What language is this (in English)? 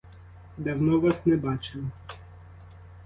Ukrainian